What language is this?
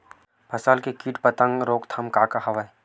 Chhattisgarhi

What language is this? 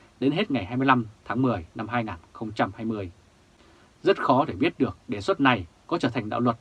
Vietnamese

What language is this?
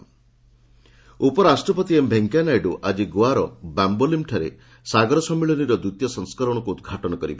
Odia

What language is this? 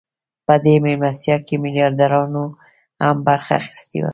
Pashto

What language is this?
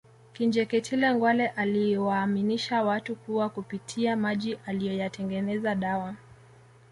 Swahili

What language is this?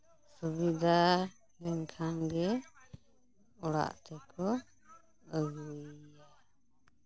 Santali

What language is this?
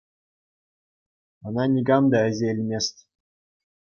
Chuvash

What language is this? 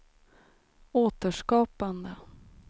Swedish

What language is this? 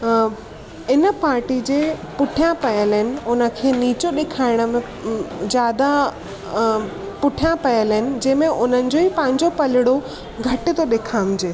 Sindhi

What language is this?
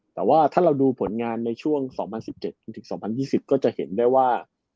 Thai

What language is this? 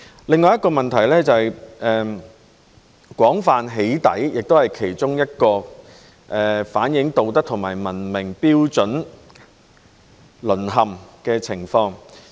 Cantonese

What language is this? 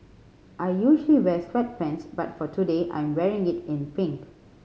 English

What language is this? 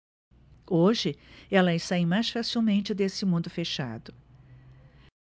Portuguese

